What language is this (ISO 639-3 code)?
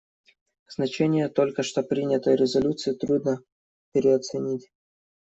rus